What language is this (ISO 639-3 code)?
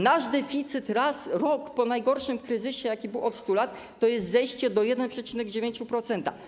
pol